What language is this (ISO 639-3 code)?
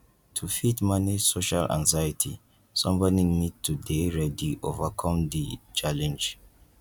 pcm